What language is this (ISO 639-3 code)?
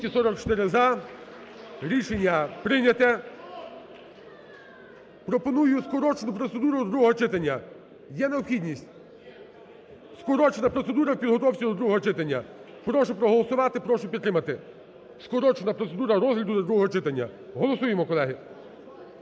ukr